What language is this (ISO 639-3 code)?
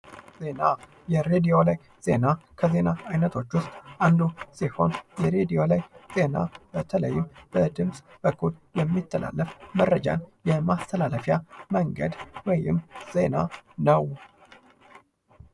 amh